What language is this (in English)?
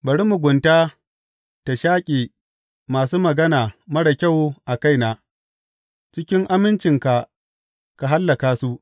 Hausa